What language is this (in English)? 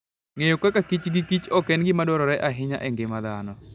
Luo (Kenya and Tanzania)